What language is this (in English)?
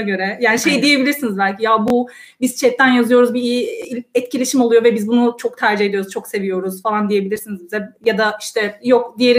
Turkish